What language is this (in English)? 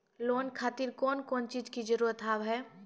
Maithili